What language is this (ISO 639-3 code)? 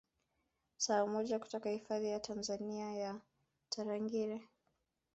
swa